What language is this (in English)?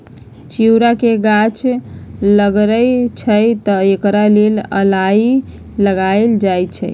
Magahi